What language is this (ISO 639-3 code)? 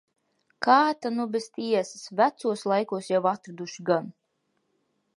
lav